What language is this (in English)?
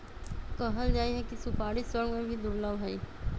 Magahi